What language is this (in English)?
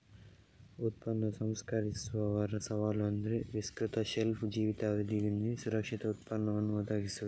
Kannada